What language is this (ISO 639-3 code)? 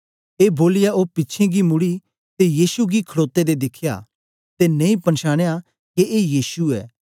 doi